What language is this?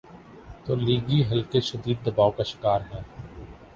Urdu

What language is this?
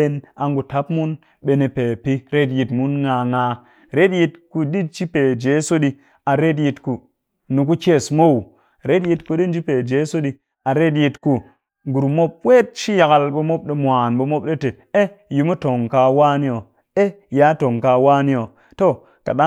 Cakfem-Mushere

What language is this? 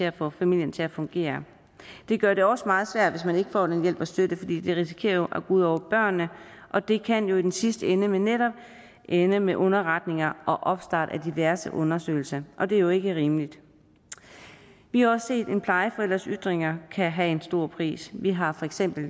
Danish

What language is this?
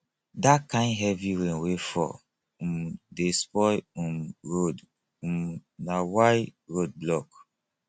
Nigerian Pidgin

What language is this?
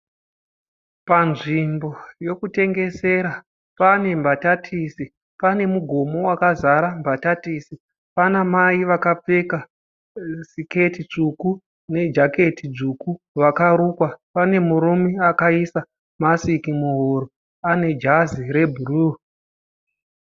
Shona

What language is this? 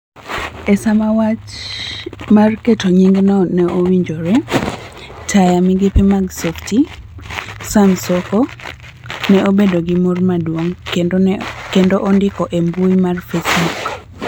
Luo (Kenya and Tanzania)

